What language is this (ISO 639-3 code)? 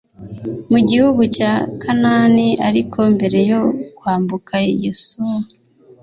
kin